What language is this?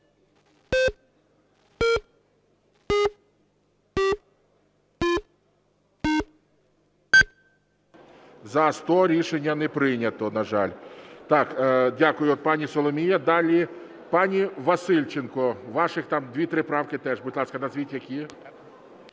Ukrainian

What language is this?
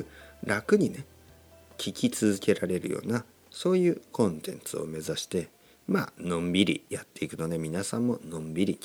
Japanese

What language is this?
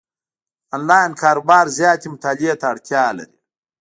Pashto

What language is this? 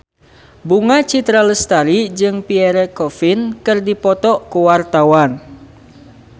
Sundanese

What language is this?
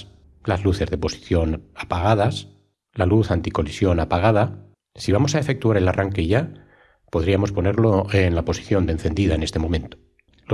Spanish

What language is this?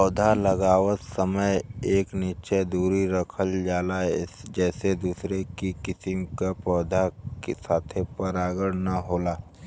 Bhojpuri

